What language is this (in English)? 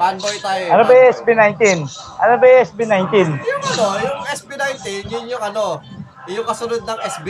Filipino